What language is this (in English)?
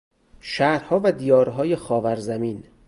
Persian